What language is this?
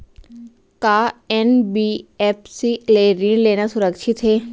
Chhattisgarhi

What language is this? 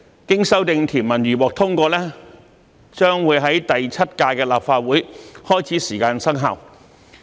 Cantonese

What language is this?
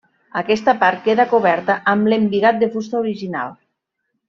Catalan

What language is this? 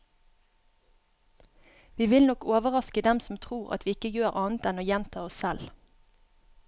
Norwegian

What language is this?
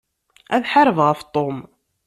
Kabyle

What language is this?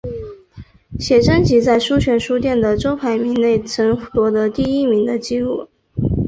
Chinese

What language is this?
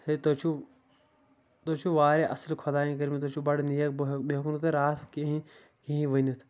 Kashmiri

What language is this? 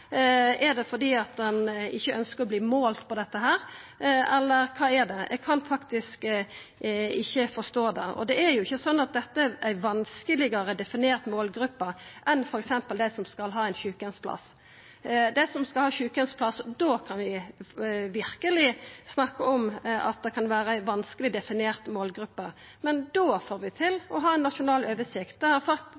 Norwegian Nynorsk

